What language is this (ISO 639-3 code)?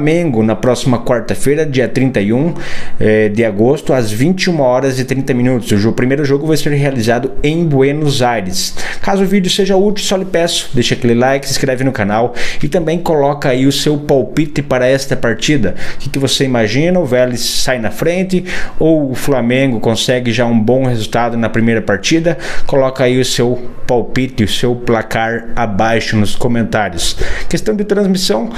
por